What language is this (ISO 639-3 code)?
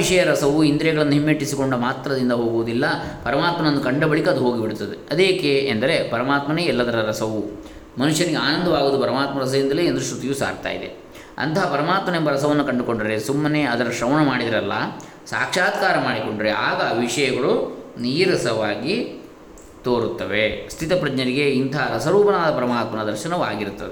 kan